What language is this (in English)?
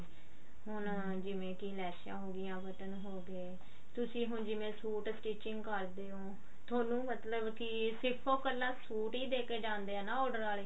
Punjabi